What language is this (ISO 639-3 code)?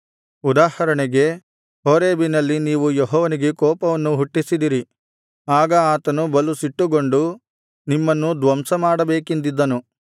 kan